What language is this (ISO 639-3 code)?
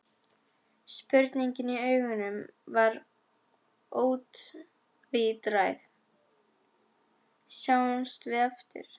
isl